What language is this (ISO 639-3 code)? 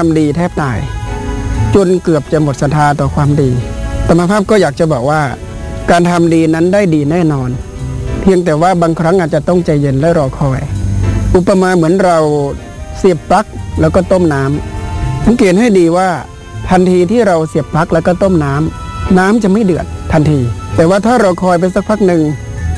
tha